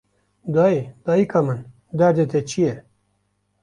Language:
Kurdish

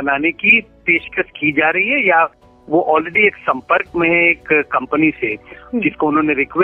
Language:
Hindi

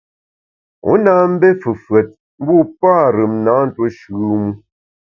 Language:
Bamun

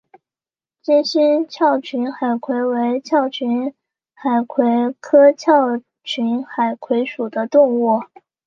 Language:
Chinese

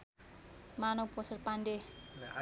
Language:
Nepali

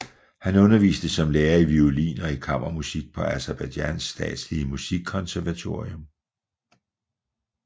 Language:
Danish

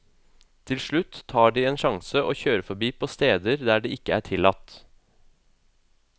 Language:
Norwegian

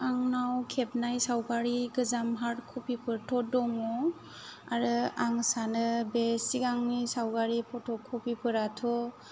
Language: Bodo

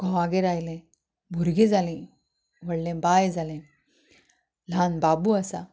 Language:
Konkani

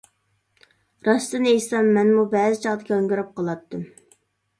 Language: Uyghur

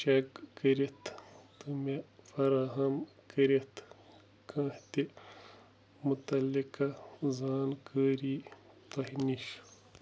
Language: Kashmiri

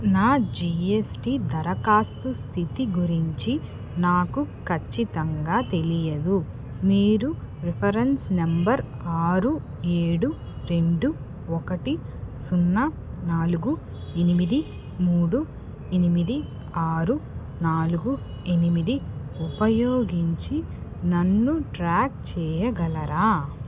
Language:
Telugu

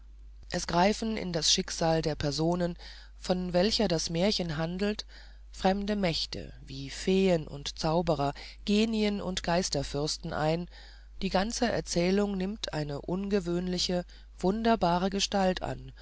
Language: German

